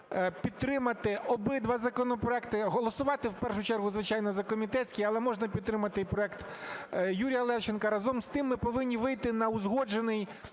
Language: Ukrainian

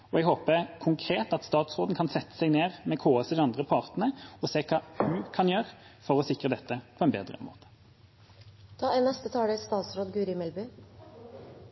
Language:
Norwegian Bokmål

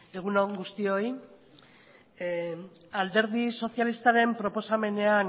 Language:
Basque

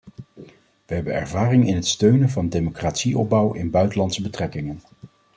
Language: Dutch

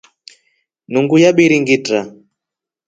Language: Rombo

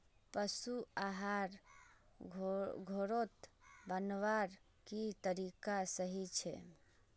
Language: Magahi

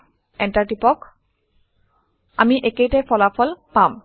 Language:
Assamese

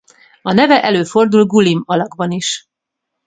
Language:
Hungarian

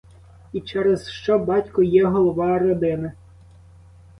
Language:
Ukrainian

